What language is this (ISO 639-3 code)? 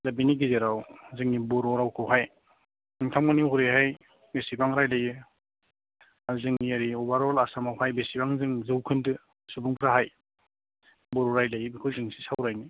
brx